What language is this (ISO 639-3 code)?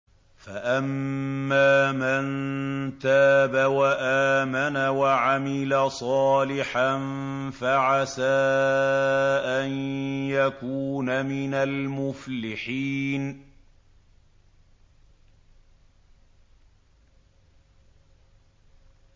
ara